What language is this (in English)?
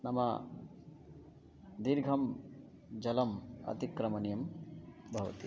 Sanskrit